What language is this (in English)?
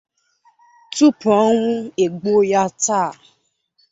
Igbo